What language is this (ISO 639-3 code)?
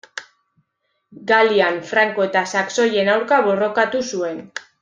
eus